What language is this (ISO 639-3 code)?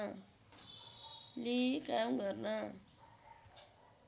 nep